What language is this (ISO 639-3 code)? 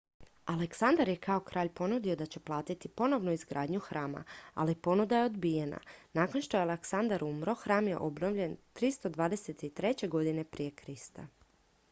hrv